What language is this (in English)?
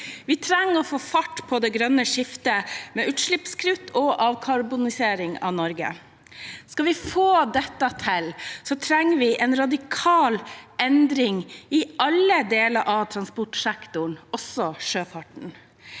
Norwegian